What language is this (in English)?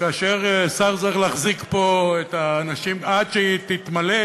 Hebrew